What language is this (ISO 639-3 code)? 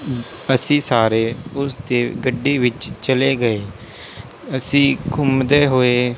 pan